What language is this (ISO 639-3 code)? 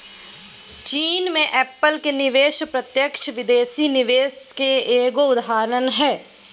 mag